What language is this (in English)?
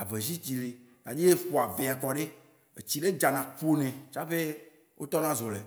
Waci Gbe